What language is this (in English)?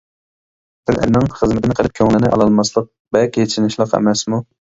Uyghur